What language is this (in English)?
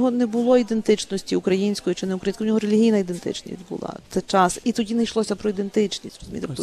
Ukrainian